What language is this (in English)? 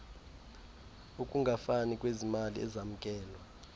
Xhosa